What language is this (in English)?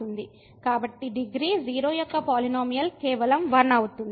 Telugu